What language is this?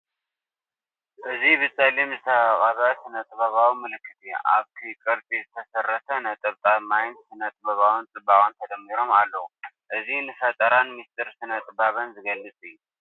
Tigrinya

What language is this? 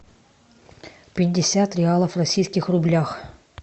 Russian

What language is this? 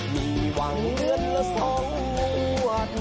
Thai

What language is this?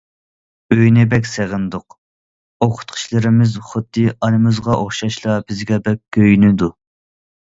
Uyghur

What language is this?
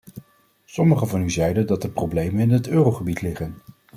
Dutch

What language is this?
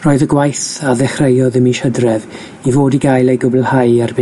Welsh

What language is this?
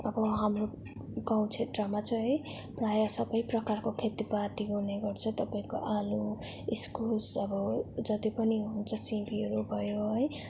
Nepali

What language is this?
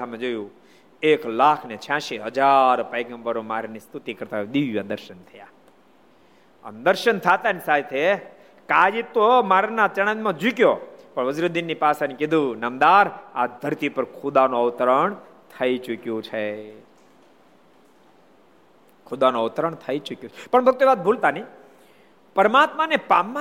Gujarati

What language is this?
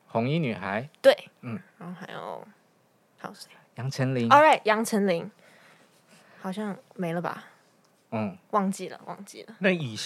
Chinese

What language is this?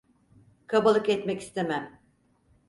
Turkish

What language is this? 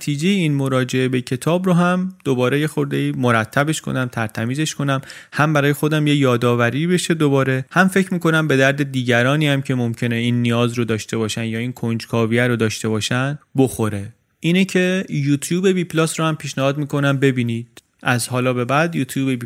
Persian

